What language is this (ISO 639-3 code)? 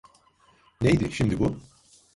tur